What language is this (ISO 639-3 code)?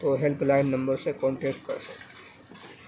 urd